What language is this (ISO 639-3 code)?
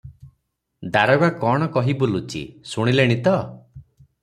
ori